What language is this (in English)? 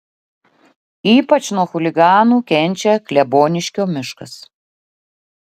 Lithuanian